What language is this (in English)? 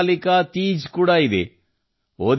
Kannada